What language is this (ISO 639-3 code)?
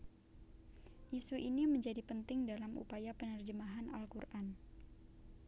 jav